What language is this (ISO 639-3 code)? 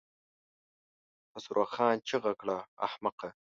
pus